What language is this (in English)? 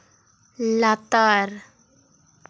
Santali